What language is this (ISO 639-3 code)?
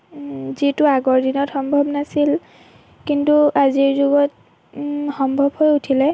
asm